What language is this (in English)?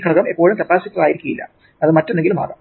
Malayalam